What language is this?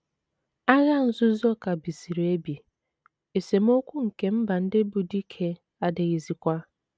Igbo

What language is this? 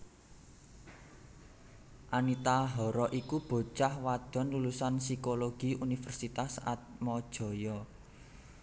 Javanese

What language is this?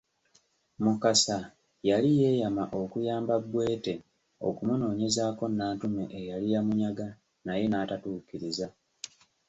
Ganda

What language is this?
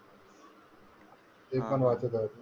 Marathi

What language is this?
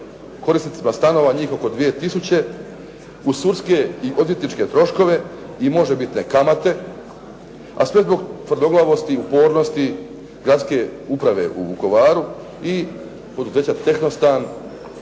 Croatian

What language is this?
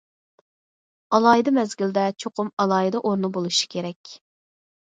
Uyghur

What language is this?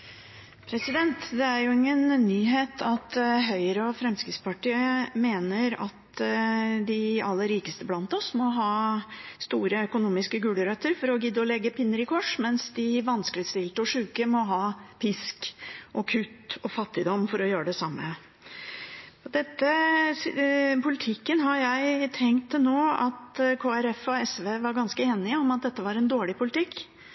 Norwegian Bokmål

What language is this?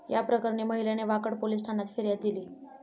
Marathi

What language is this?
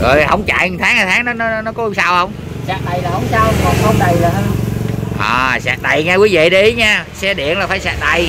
Vietnamese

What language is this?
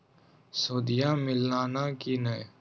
Magahi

